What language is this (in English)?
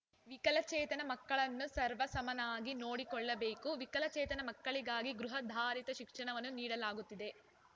Kannada